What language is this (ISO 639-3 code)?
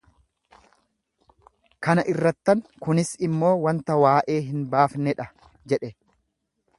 orm